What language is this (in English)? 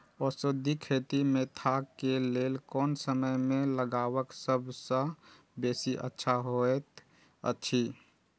Maithili